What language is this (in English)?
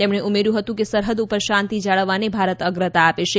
Gujarati